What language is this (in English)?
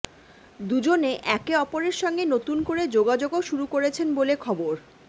Bangla